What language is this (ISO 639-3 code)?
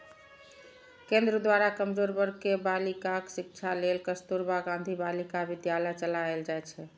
mai